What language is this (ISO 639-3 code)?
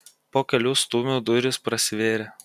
lit